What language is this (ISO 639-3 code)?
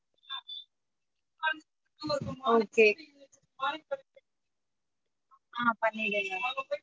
tam